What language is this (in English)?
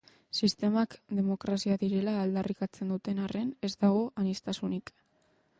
Basque